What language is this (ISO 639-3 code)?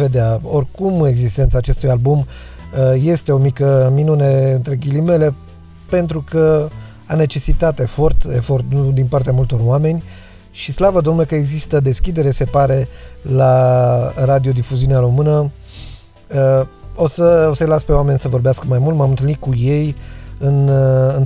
ron